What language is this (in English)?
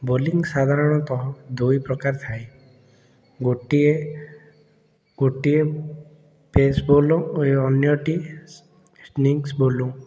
Odia